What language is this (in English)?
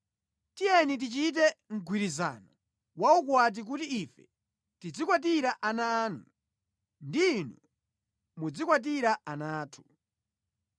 Nyanja